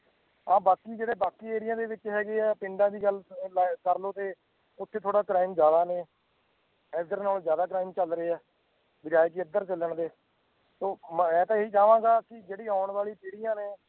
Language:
Punjabi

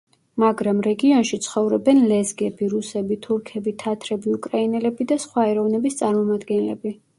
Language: Georgian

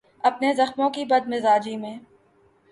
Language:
Urdu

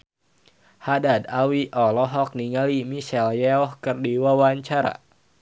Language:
Sundanese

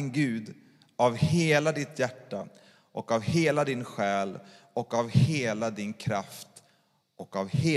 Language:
Swedish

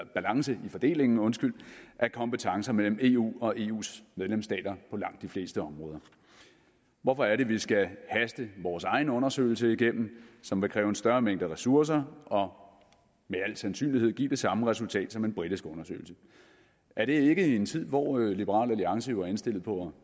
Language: Danish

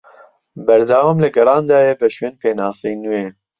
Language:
Central Kurdish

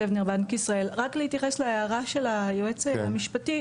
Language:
Hebrew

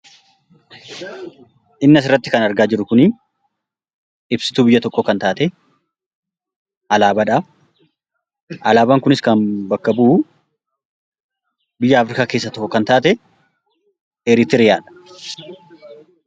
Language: Oromo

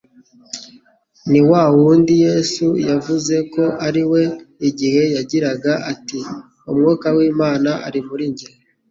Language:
Kinyarwanda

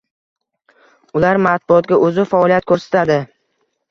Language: Uzbek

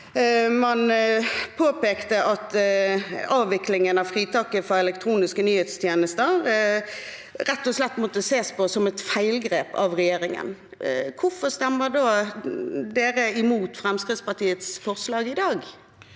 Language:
Norwegian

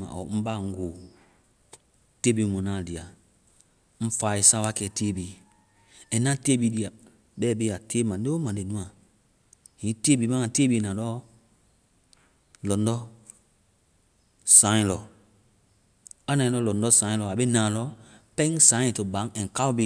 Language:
Vai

